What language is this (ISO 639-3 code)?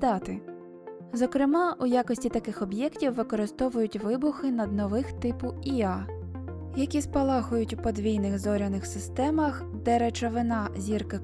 ukr